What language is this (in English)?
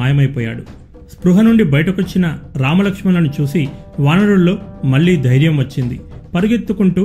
Telugu